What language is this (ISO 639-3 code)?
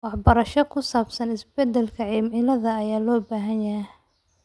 som